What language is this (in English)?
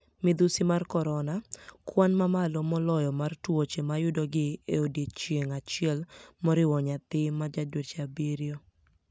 Luo (Kenya and Tanzania)